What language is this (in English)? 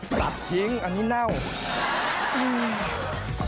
Thai